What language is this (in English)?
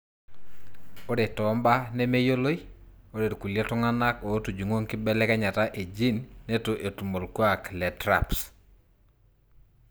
Masai